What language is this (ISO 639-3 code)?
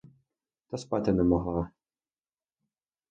ukr